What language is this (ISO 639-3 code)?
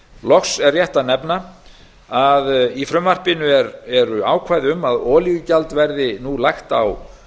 isl